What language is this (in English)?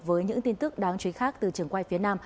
Vietnamese